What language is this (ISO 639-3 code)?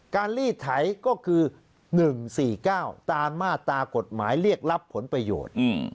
tha